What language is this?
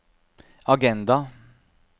Norwegian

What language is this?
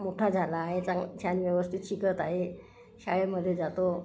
Marathi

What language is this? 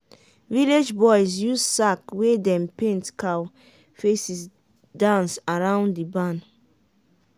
Nigerian Pidgin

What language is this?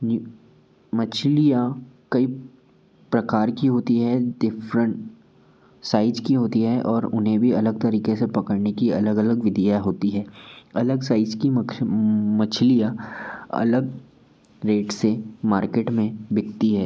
Hindi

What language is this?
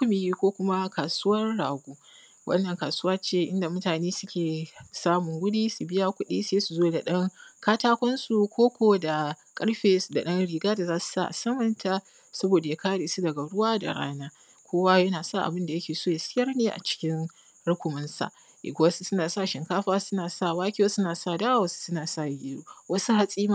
Hausa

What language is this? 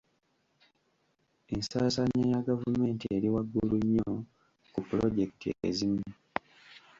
Ganda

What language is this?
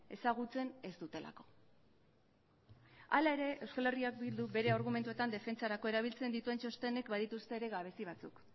Basque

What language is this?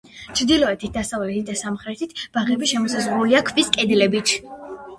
Georgian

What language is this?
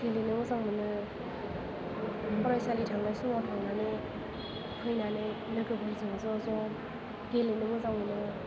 Bodo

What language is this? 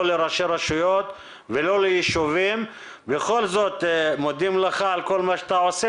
Hebrew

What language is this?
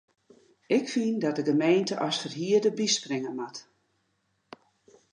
Western Frisian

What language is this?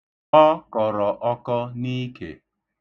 Igbo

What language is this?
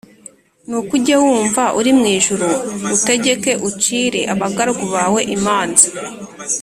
Kinyarwanda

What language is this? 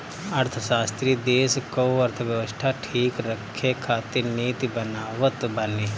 Bhojpuri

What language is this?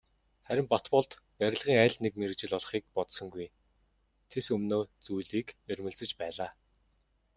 Mongolian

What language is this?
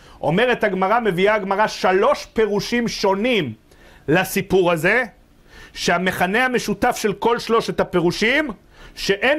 Hebrew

